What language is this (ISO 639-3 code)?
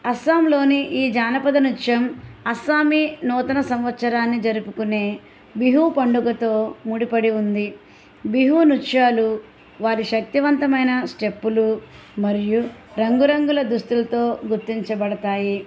tel